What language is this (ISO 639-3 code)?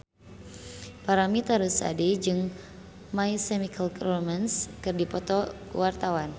sun